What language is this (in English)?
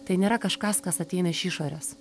Lithuanian